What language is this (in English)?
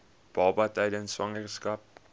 Afrikaans